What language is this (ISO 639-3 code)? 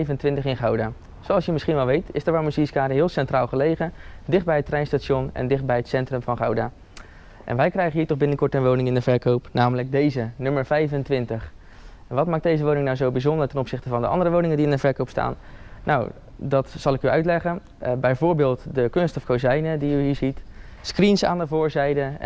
nld